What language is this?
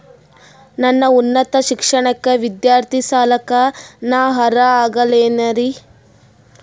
Kannada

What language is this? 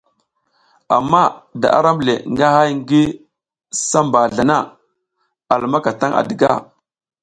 South Giziga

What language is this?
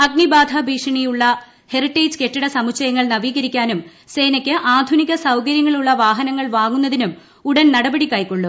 Malayalam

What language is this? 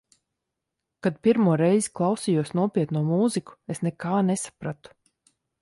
Latvian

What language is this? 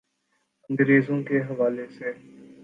Urdu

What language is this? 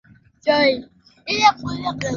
Swahili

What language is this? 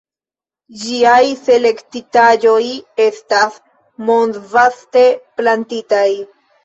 Esperanto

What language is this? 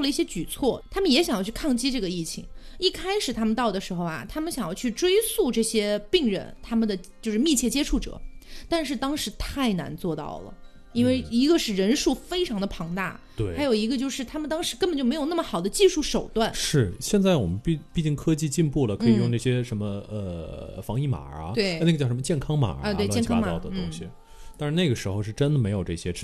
Chinese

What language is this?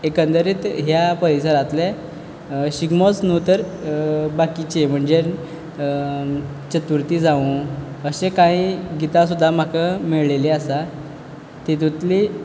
Konkani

